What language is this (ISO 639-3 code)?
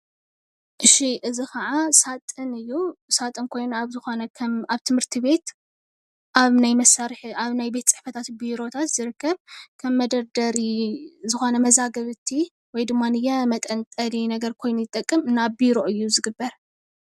tir